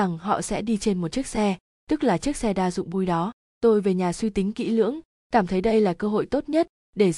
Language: Vietnamese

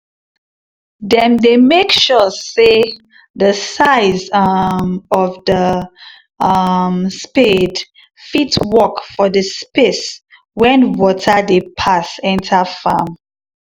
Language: Nigerian Pidgin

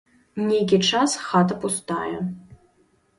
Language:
Belarusian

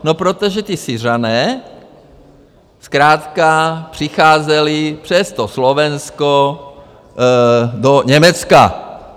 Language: Czech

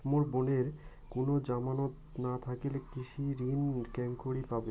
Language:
Bangla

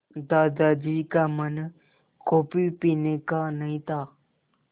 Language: Hindi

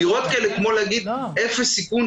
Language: Hebrew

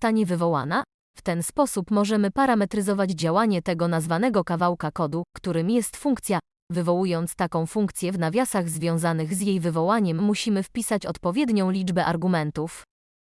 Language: Polish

